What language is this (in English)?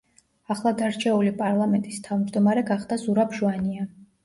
Georgian